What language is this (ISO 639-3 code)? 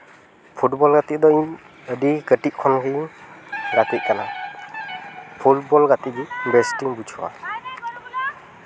sat